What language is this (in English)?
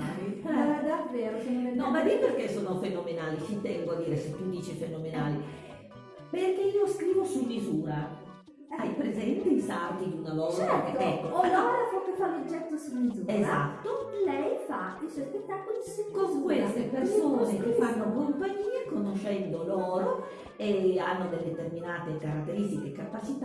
Italian